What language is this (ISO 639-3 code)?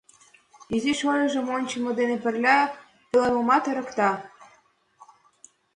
chm